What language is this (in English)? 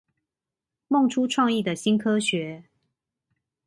Chinese